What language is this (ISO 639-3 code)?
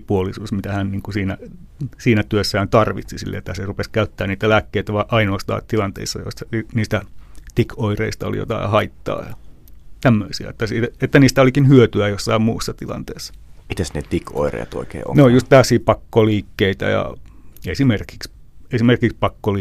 fin